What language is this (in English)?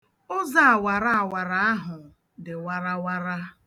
Igbo